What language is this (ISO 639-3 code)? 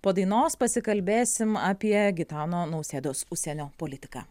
lit